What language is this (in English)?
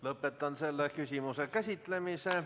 Estonian